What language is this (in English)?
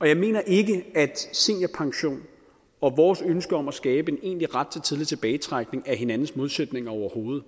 Danish